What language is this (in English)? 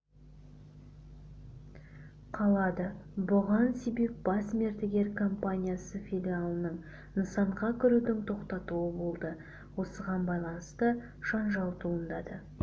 Kazakh